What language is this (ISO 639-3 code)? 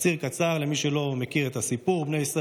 heb